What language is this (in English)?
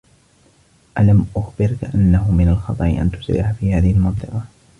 Arabic